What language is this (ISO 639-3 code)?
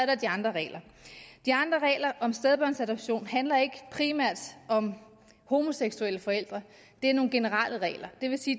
dan